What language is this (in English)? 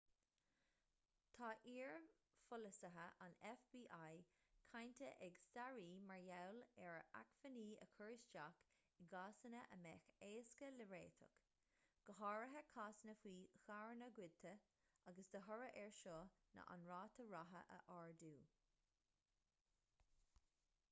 Irish